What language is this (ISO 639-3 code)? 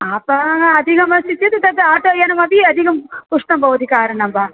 san